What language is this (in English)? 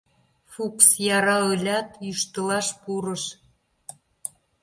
Mari